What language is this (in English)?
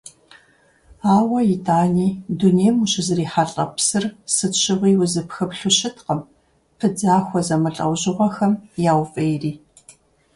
Kabardian